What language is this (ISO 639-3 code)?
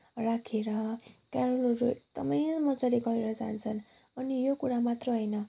nep